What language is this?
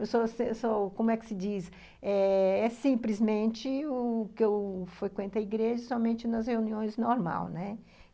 Portuguese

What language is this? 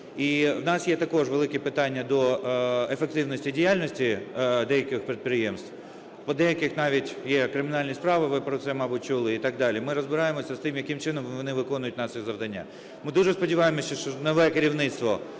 Ukrainian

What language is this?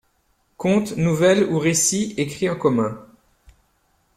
French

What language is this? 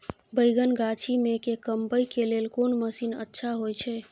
Maithili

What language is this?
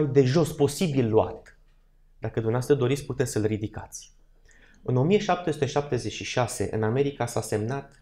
Romanian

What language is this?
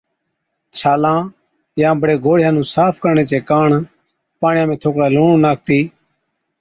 Od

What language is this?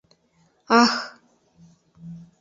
Mari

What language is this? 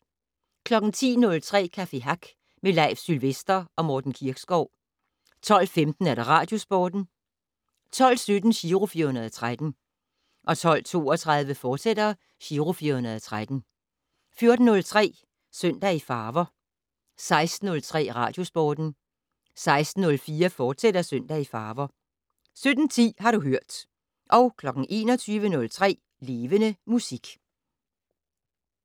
Danish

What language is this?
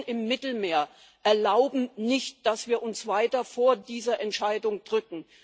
German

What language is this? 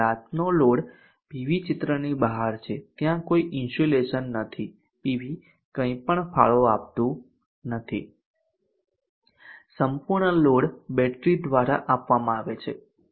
Gujarati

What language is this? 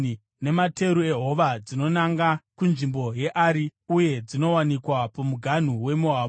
Shona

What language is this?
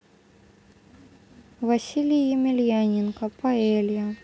Russian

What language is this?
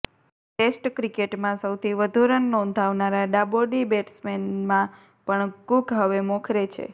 Gujarati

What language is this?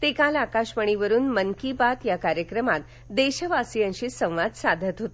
Marathi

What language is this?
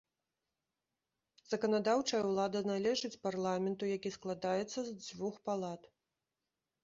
Belarusian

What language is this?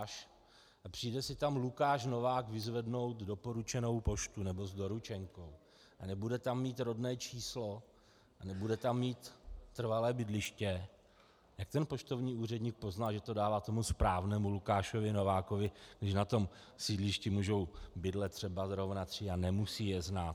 Czech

